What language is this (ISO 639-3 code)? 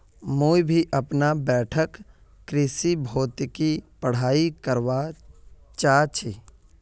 mag